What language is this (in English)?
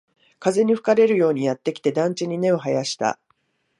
Japanese